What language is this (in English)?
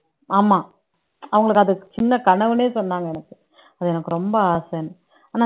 Tamil